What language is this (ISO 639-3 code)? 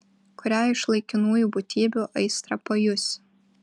lit